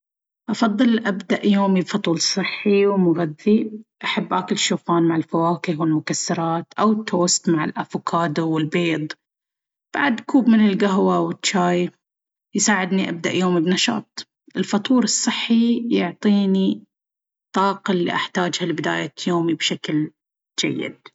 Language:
Baharna Arabic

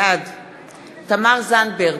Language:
Hebrew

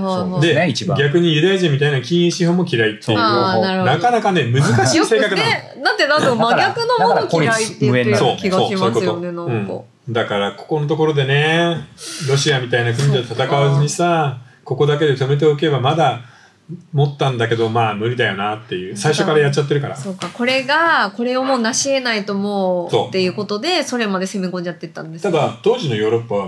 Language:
Japanese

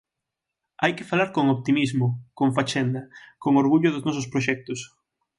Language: Galician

